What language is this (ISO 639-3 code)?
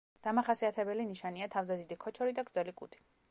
kat